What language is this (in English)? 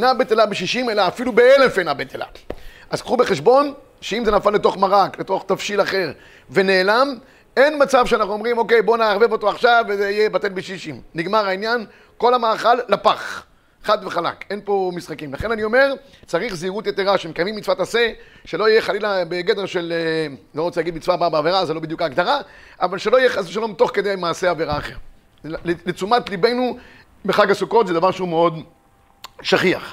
Hebrew